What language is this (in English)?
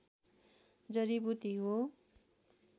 Nepali